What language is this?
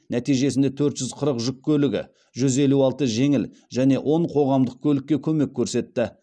Kazakh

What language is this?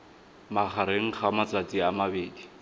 Tswana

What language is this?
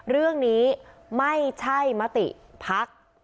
Thai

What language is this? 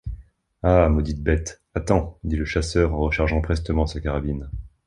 French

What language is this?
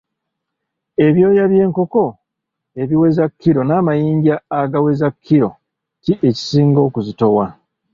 Ganda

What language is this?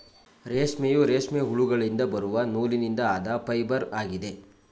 Kannada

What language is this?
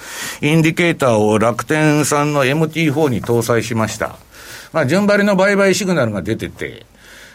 Japanese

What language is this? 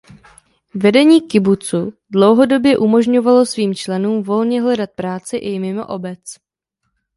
Czech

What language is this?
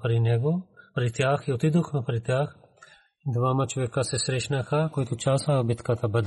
Bulgarian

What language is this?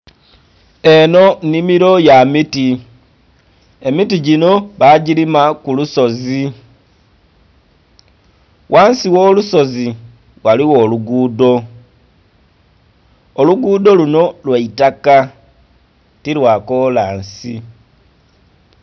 Soga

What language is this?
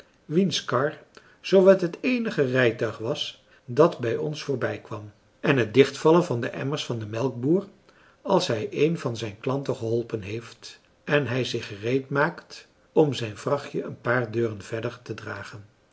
Dutch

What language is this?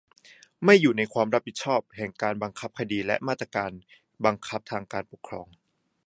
Thai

